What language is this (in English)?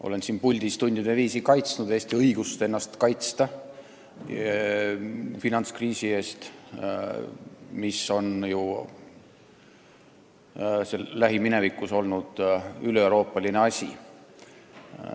Estonian